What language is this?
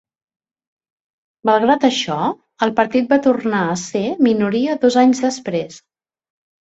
Catalan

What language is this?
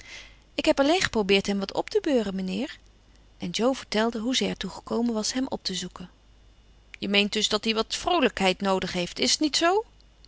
Dutch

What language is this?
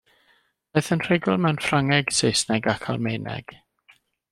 Welsh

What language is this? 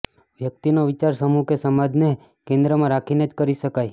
Gujarati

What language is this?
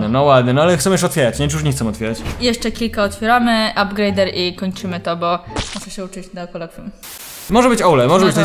Polish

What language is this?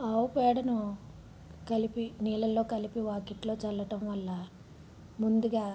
Telugu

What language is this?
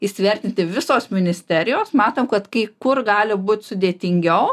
Lithuanian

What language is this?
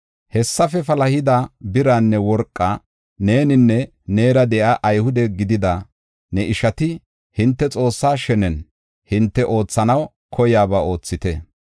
Gofa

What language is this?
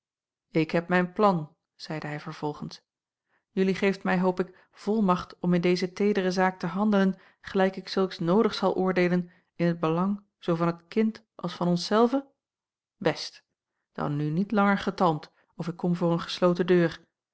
Dutch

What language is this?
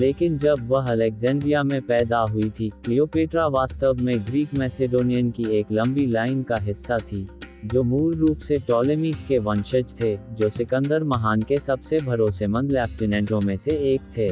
Hindi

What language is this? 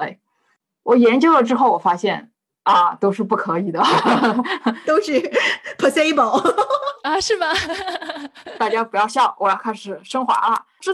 Chinese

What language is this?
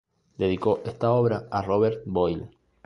Spanish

